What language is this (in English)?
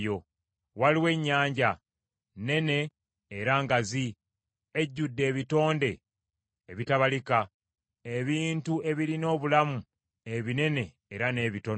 Ganda